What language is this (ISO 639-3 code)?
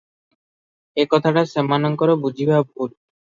ori